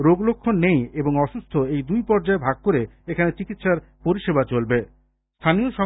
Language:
Bangla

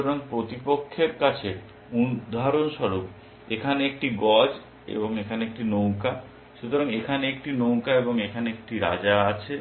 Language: Bangla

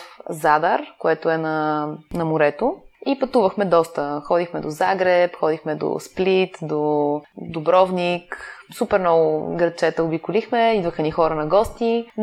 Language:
Bulgarian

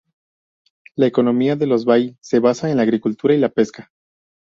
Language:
Spanish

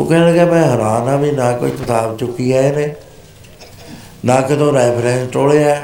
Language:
Punjabi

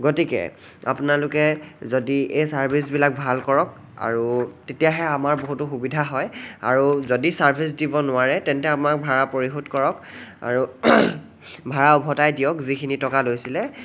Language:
Assamese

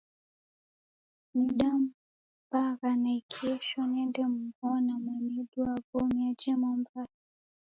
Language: Taita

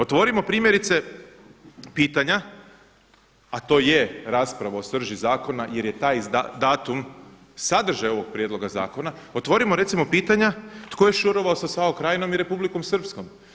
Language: Croatian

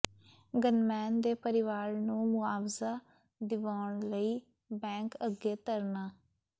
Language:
Punjabi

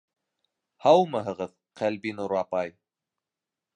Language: Bashkir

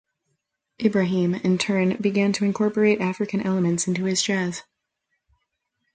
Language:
English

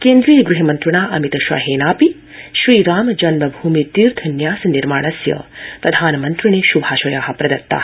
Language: Sanskrit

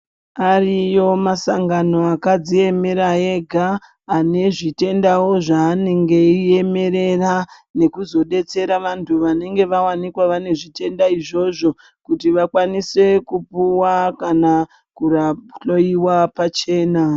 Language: Ndau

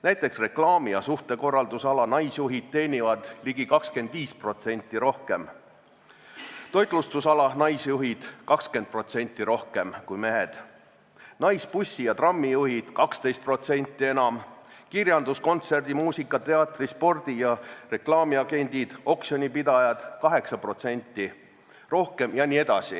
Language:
Estonian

